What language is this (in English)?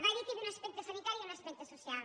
Catalan